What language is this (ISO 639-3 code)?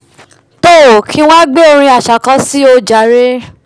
yor